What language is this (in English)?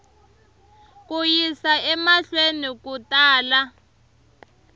Tsonga